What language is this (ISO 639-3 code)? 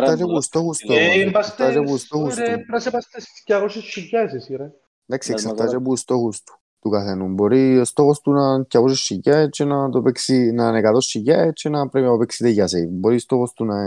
ell